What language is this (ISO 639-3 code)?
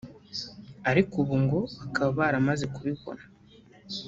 kin